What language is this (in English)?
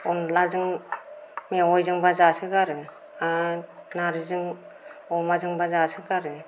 Bodo